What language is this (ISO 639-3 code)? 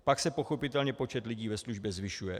ces